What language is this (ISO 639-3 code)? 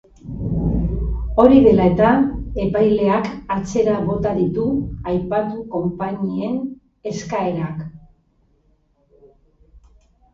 eus